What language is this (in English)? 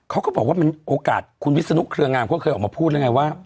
Thai